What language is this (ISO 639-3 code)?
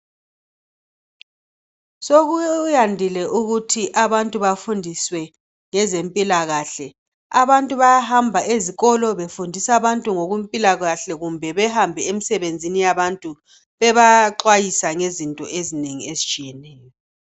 nde